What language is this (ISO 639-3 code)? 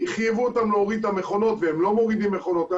heb